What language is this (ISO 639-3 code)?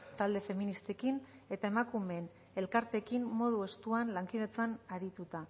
eus